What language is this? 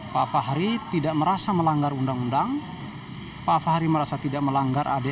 Indonesian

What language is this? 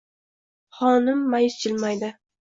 Uzbek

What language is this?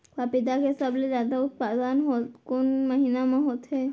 Chhattisgarhi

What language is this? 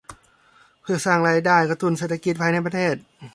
Thai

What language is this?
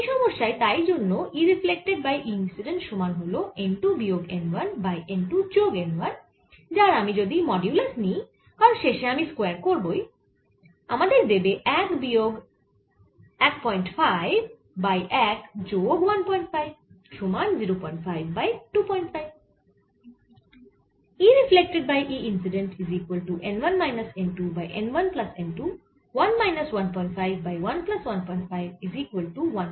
Bangla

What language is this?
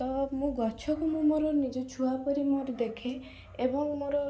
Odia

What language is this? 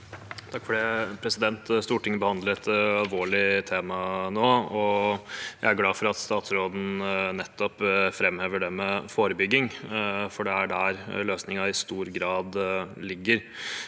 Norwegian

